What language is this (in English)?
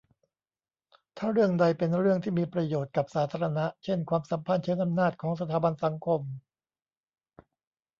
Thai